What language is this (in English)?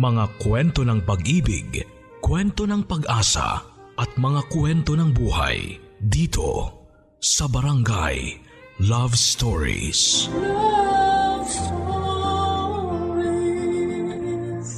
Filipino